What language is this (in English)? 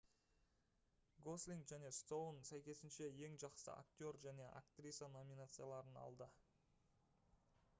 Kazakh